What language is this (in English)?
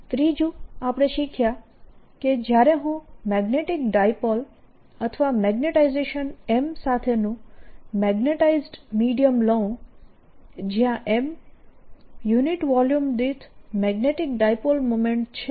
Gujarati